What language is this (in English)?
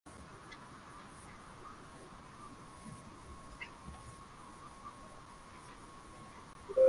Swahili